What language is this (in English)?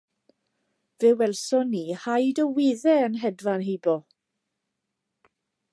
Welsh